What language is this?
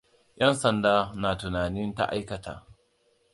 Hausa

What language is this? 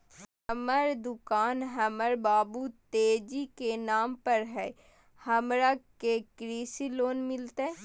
Magahi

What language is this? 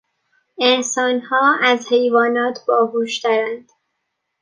Persian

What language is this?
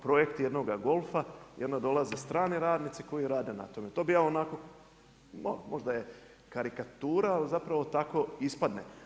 Croatian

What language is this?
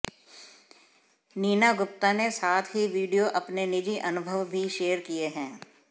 Hindi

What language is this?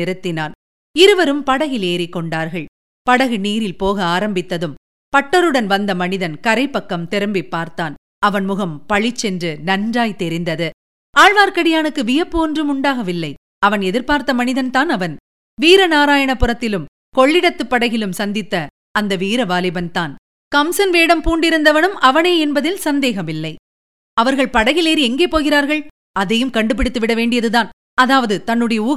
Tamil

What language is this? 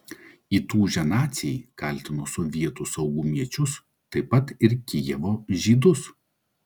Lithuanian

